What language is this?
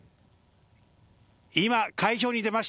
Japanese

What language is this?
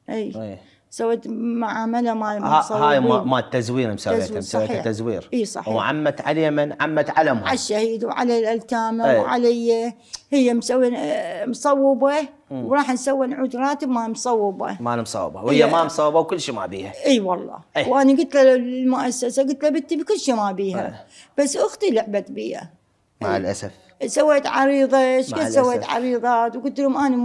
Arabic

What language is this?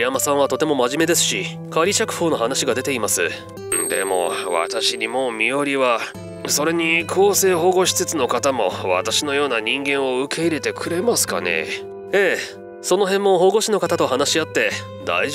Japanese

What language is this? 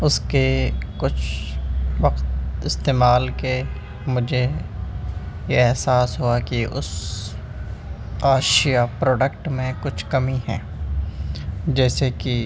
Urdu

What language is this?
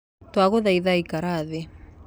Kikuyu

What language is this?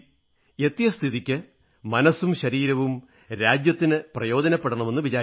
Malayalam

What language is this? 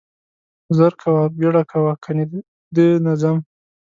Pashto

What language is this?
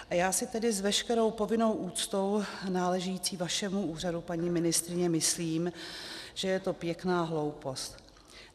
Czech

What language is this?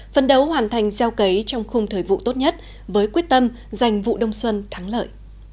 Vietnamese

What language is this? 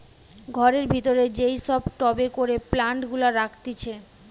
Bangla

